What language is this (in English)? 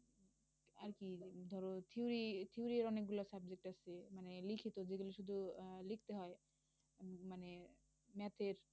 Bangla